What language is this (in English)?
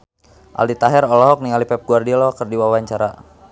Sundanese